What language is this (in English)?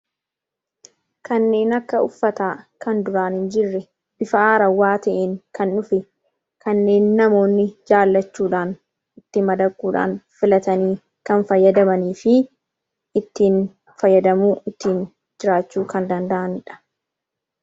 Oromo